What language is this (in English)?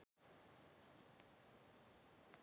Icelandic